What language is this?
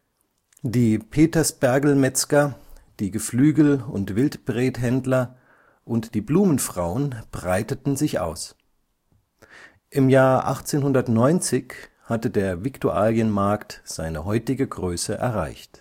German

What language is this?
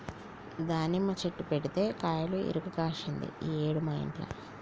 Telugu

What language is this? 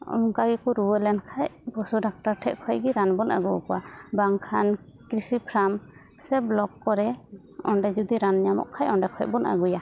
Santali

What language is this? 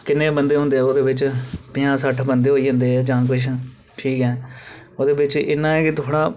Dogri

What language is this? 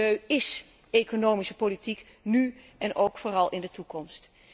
Dutch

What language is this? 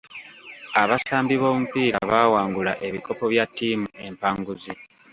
Ganda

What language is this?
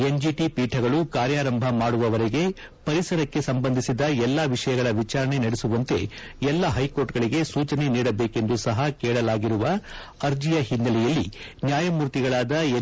Kannada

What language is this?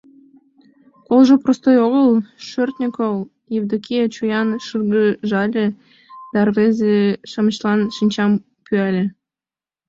Mari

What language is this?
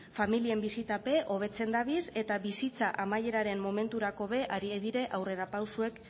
Basque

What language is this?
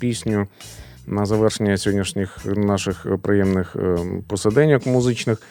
Ukrainian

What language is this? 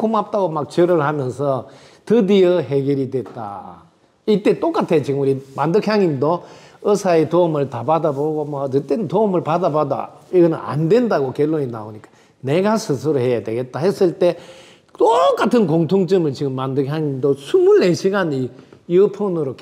Korean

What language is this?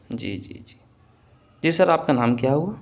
Urdu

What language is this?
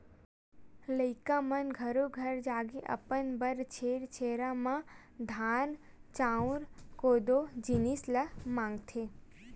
Chhattisgarhi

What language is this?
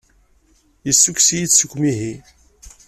Kabyle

